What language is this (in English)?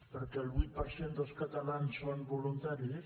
Catalan